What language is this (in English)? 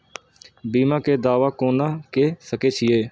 Maithili